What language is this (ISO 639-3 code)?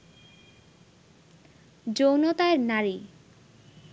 ben